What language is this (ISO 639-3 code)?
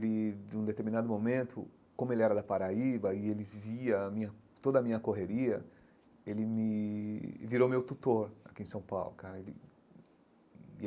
por